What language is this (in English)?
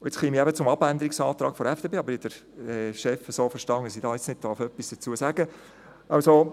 Swiss German